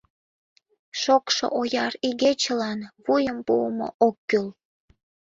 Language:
Mari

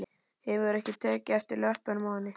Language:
Icelandic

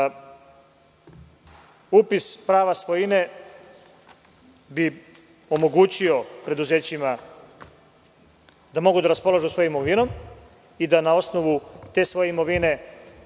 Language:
Serbian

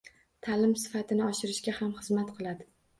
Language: Uzbek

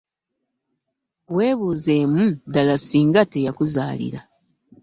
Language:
Ganda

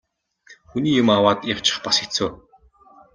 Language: Mongolian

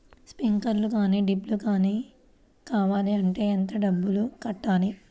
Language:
Telugu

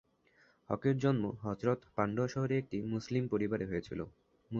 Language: Bangla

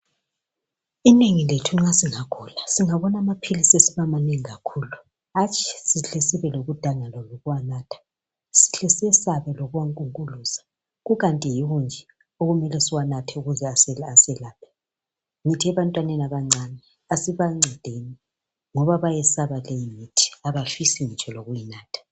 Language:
North Ndebele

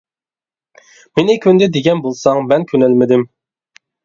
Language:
Uyghur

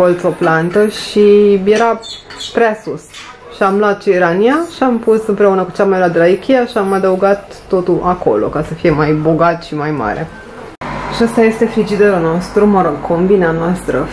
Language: Romanian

